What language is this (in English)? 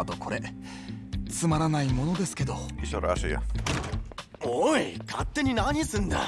Japanese